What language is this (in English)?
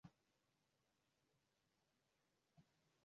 Swahili